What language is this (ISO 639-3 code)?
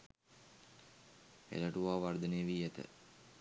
sin